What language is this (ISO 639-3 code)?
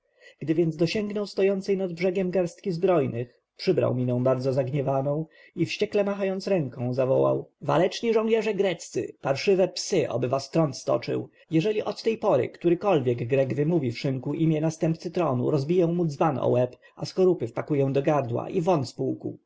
pol